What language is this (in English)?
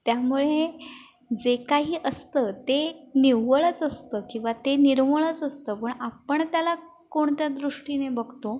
Marathi